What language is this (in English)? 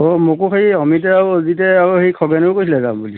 Assamese